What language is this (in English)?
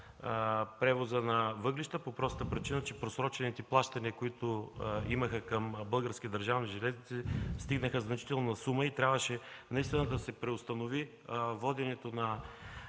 Bulgarian